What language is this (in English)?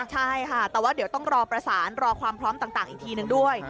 Thai